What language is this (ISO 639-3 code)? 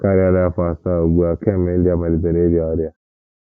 ibo